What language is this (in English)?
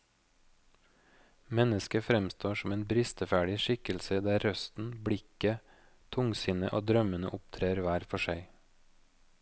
Norwegian